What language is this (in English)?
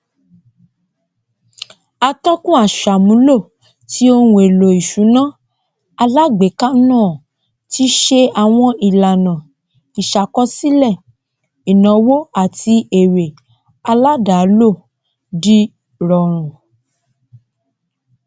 Yoruba